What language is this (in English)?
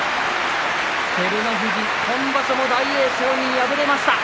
Japanese